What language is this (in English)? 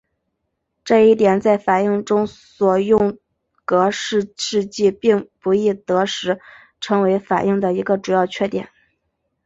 Chinese